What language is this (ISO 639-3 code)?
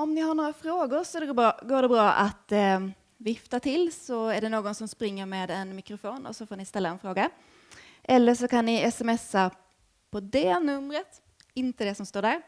swe